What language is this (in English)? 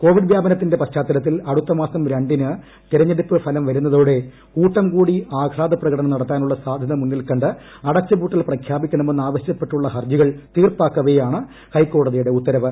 Malayalam